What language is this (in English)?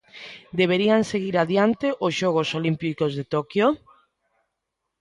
Galician